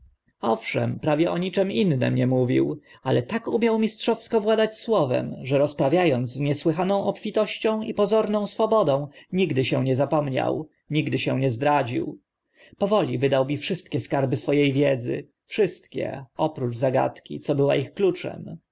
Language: Polish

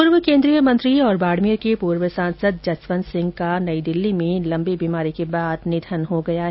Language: Hindi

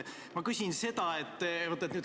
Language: Estonian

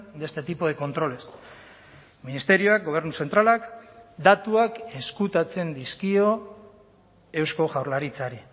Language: Basque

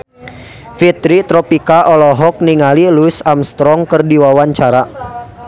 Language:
Sundanese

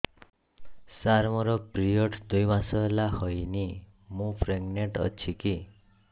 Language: Odia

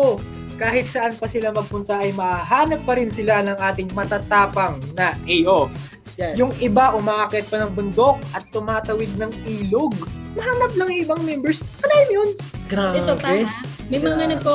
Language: Filipino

